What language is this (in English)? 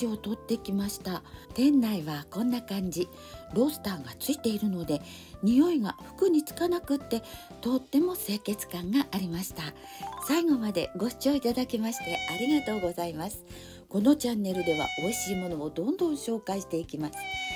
Japanese